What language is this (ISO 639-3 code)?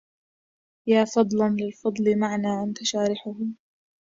ara